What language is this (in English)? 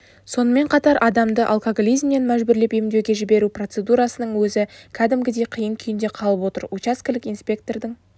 Kazakh